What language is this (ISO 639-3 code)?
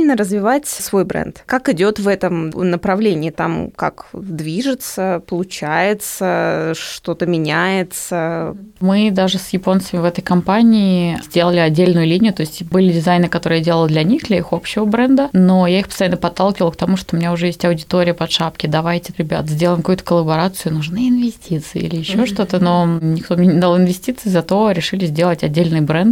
rus